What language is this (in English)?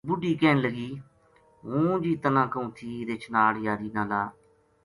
Gujari